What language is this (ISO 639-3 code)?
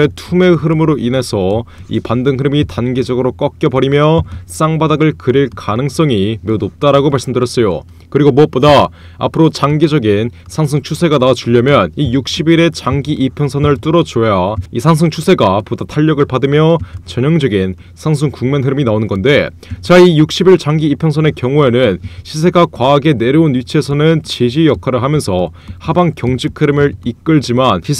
kor